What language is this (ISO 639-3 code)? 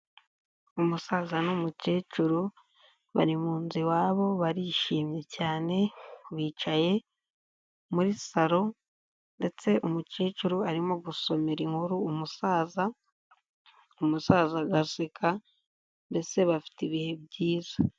kin